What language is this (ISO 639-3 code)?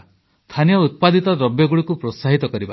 ori